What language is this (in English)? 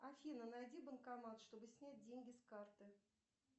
Russian